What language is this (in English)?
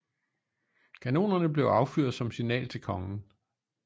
Danish